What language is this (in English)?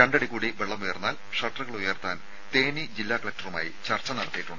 Malayalam